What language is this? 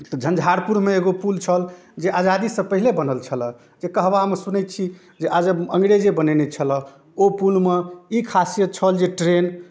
Maithili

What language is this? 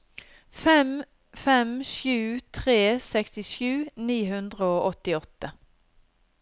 Norwegian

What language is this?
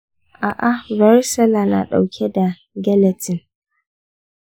Hausa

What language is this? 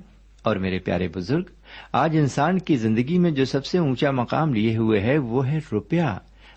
Urdu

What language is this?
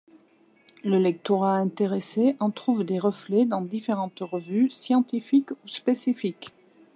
French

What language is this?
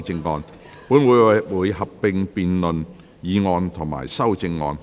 Cantonese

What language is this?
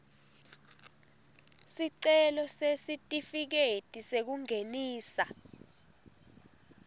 Swati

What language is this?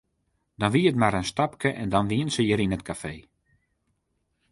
Western Frisian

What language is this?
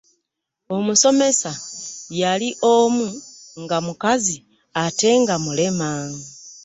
Ganda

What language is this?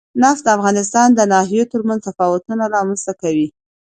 Pashto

